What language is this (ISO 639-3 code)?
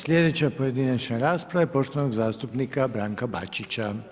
hrv